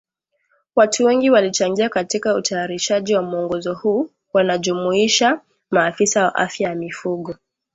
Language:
Swahili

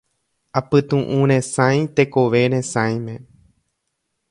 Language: Guarani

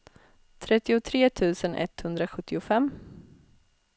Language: Swedish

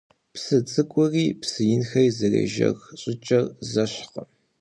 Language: Kabardian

